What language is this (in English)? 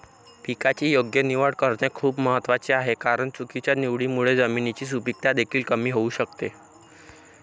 Marathi